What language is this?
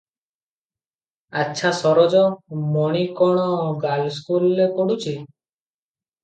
Odia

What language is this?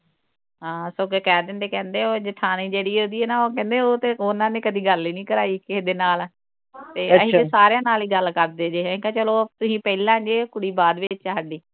Punjabi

